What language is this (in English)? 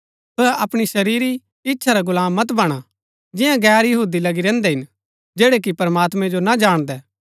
Gaddi